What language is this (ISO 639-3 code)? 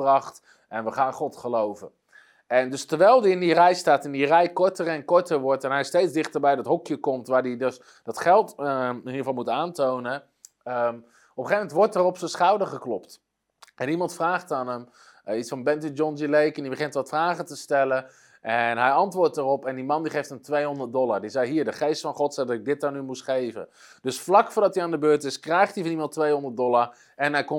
nld